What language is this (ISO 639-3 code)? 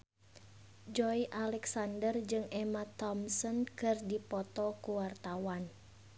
sun